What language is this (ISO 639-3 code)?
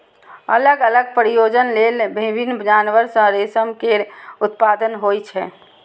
mai